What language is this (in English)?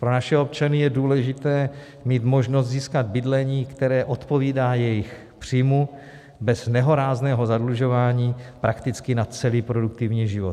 Czech